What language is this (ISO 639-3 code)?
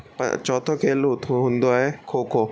snd